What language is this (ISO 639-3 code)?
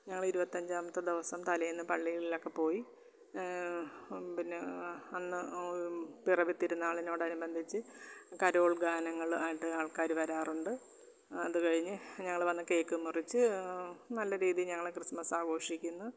mal